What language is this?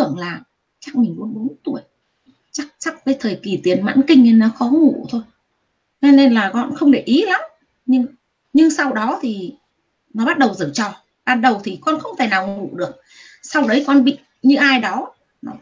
Vietnamese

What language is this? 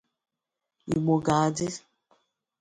Igbo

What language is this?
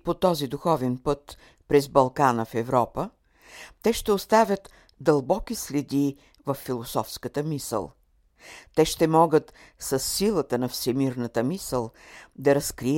Bulgarian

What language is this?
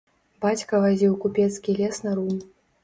Belarusian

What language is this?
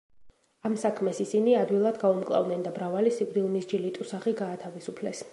Georgian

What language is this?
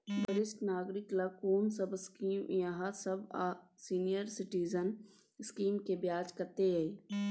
Maithili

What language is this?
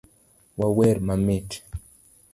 Luo (Kenya and Tanzania)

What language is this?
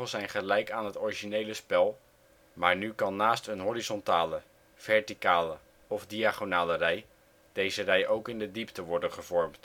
Dutch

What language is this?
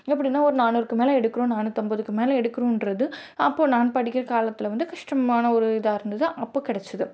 Tamil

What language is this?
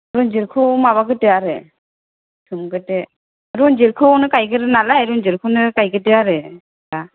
Bodo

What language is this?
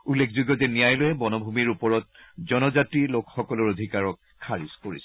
Assamese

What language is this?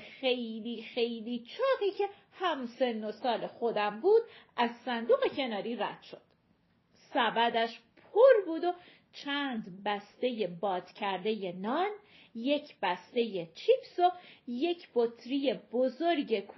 Persian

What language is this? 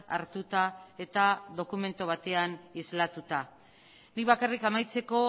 Basque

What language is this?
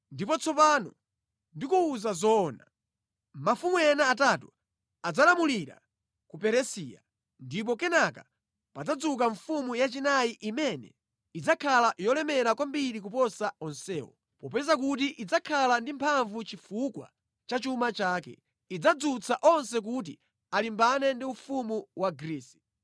Nyanja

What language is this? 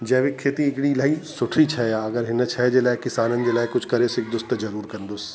Sindhi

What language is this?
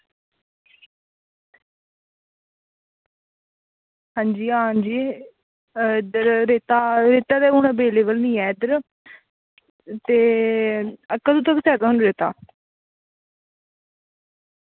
Dogri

